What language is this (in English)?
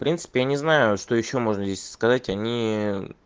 Russian